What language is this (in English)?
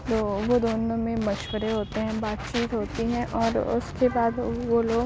Urdu